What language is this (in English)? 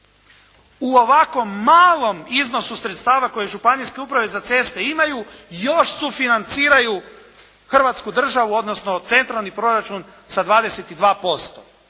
Croatian